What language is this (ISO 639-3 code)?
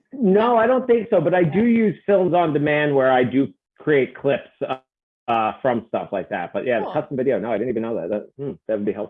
eng